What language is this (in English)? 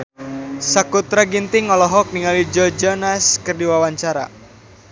Sundanese